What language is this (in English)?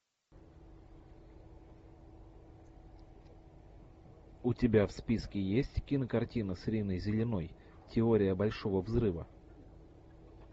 Russian